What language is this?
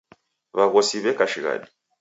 Taita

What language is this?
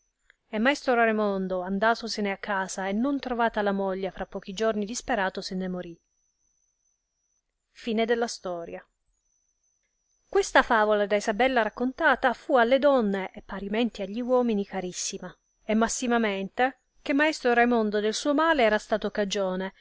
Italian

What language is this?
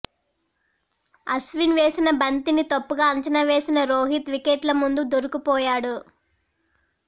Telugu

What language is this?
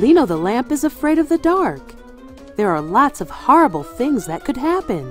English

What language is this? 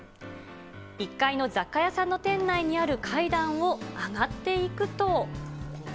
Japanese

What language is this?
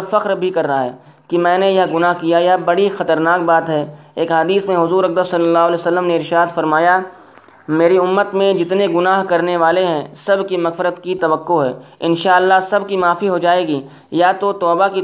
Urdu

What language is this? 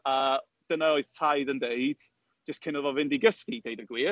Welsh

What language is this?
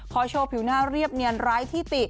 Thai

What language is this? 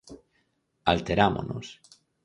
Galician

